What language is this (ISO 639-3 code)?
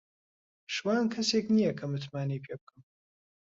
ckb